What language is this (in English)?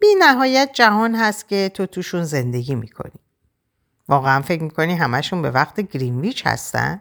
Persian